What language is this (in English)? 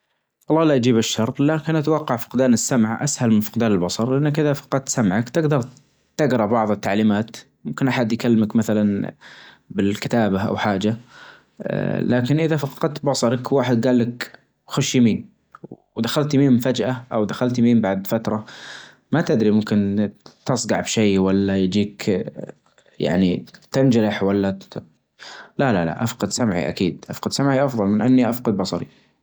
Najdi Arabic